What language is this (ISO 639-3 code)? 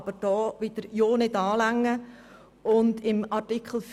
gsw